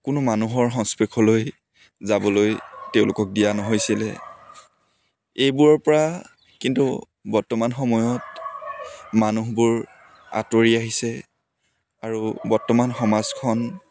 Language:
Assamese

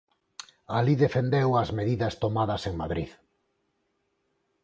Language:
Galician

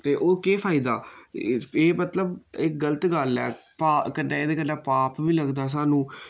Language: Dogri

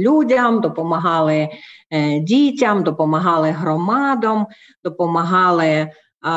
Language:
Ukrainian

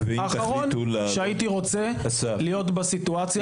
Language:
Hebrew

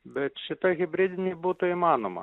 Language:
Lithuanian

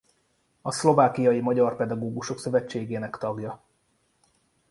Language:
Hungarian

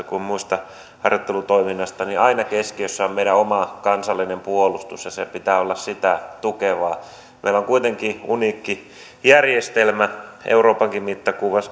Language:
Finnish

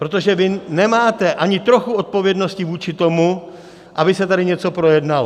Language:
Czech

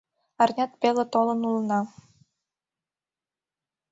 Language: Mari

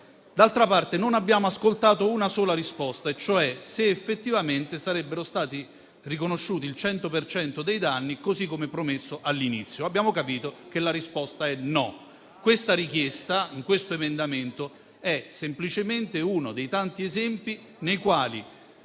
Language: Italian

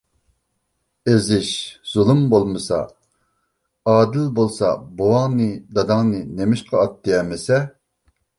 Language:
Uyghur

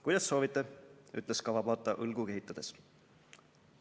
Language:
Estonian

